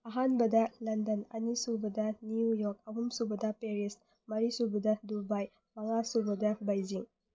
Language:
Manipuri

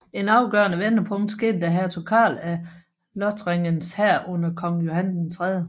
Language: Danish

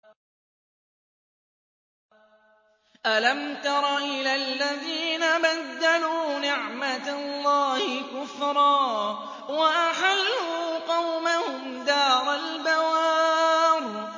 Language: Arabic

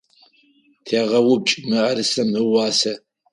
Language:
Adyghe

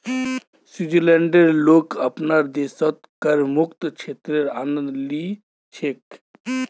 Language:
Magahi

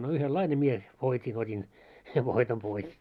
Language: Finnish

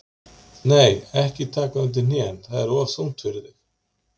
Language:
Icelandic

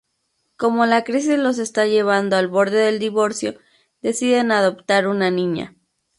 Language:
Spanish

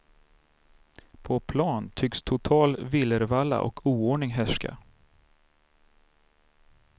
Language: Swedish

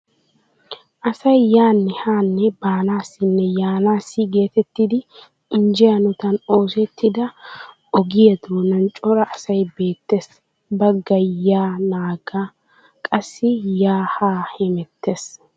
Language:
Wolaytta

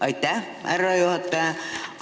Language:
Estonian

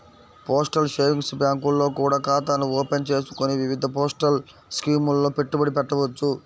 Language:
Telugu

